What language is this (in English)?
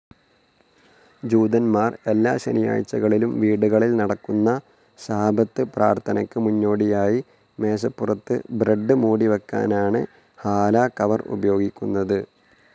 Malayalam